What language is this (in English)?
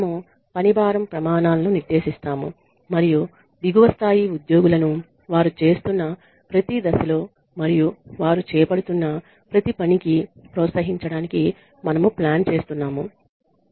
Telugu